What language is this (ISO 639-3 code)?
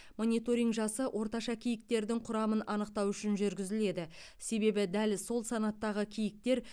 kaz